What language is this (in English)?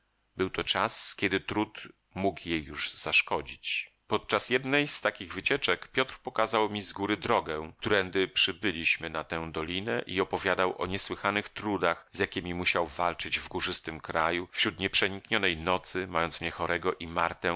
Polish